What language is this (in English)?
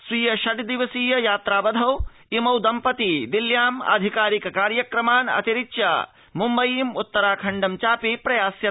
Sanskrit